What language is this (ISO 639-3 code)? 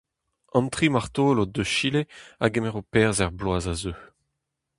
bre